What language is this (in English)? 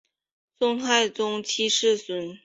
Chinese